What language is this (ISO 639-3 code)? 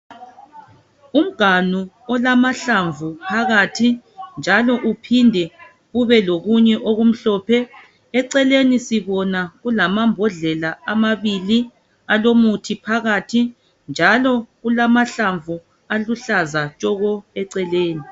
nde